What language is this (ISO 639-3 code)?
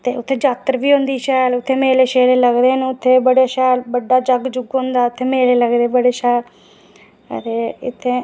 doi